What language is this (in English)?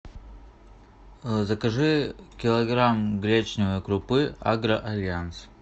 Russian